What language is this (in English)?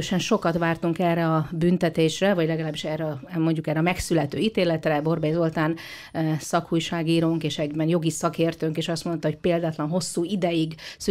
Hungarian